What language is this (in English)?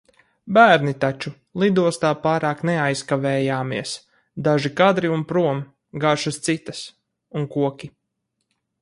Latvian